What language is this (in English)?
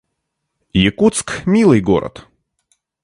Russian